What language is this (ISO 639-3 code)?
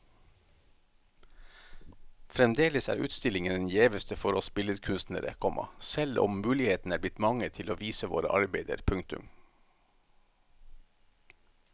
nor